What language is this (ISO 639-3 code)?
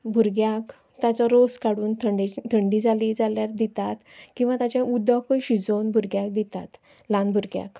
kok